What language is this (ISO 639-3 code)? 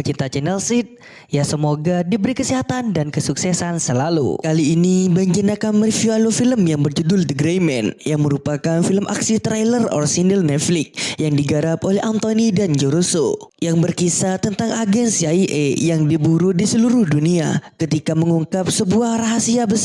ind